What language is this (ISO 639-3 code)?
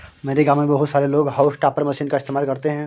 hin